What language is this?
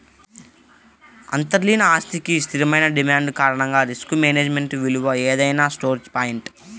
Telugu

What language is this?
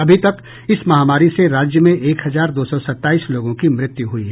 Hindi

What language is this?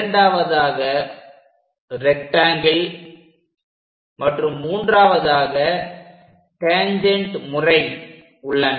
Tamil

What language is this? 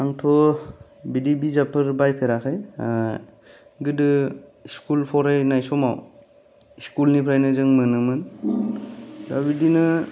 Bodo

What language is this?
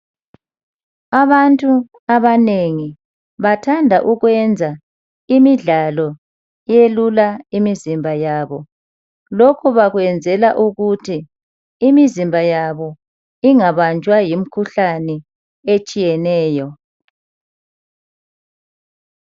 North Ndebele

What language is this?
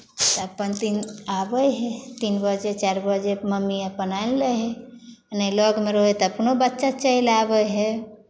Maithili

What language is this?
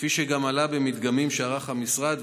Hebrew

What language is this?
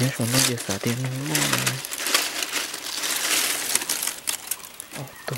Vietnamese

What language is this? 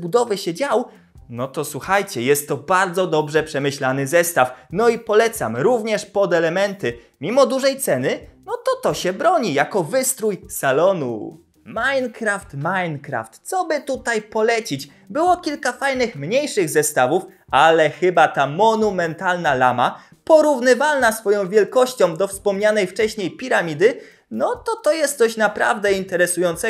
Polish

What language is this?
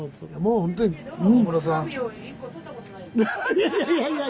Japanese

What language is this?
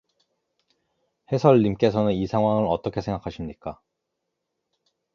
Korean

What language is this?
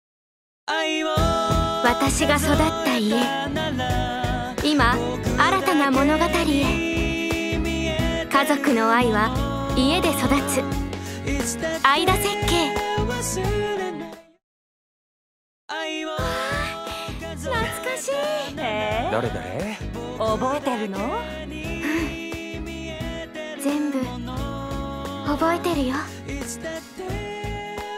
Japanese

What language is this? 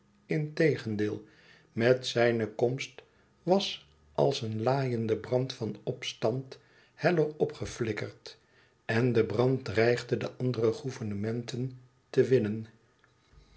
Dutch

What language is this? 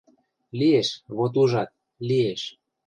Western Mari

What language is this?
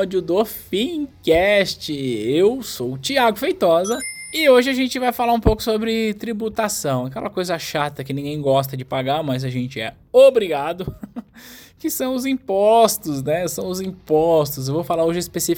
Portuguese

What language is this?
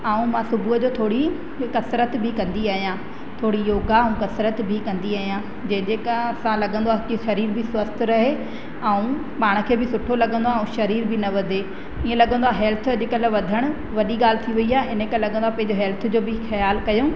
Sindhi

